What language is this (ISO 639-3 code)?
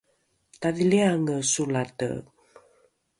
dru